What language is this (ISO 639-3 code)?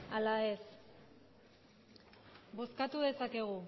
eus